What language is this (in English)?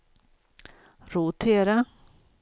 Swedish